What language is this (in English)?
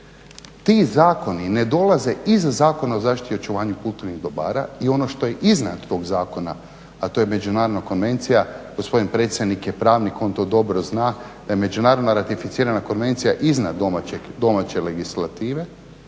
Croatian